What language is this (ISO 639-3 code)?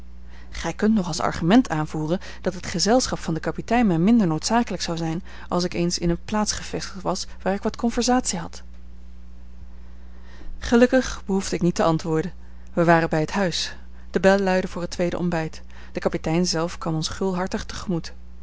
nld